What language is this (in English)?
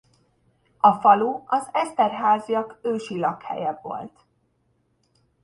Hungarian